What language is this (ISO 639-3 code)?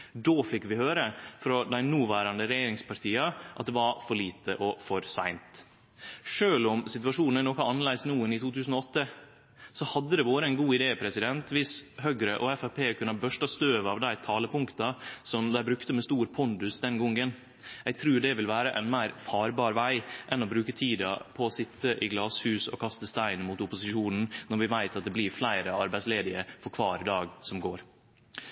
nno